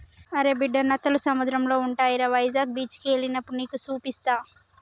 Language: Telugu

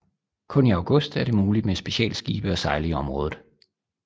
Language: Danish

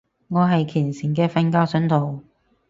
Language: Cantonese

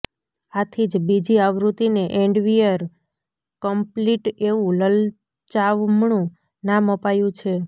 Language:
Gujarati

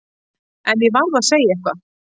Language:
Icelandic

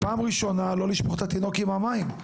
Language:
Hebrew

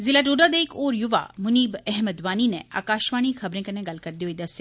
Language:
Dogri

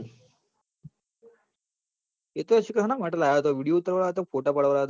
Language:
Gujarati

